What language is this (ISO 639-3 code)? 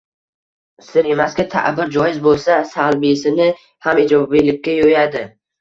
uzb